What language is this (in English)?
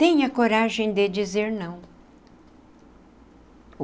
Portuguese